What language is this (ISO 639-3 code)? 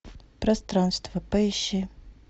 rus